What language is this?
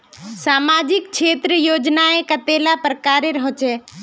Magahi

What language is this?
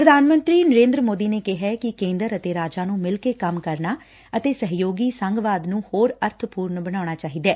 Punjabi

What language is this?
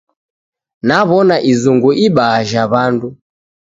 Taita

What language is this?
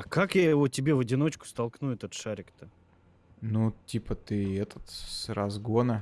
Russian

